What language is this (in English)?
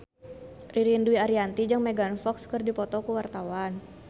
Sundanese